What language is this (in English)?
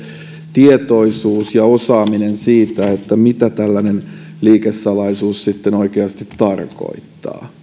Finnish